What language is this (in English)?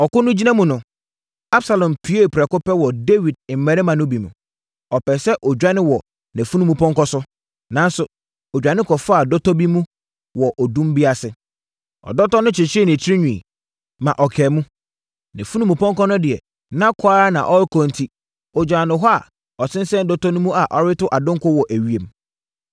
Akan